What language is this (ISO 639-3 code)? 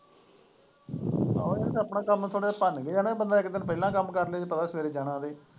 pan